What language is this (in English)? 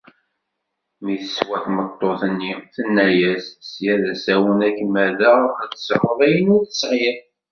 Kabyle